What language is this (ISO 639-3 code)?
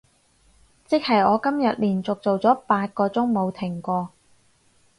yue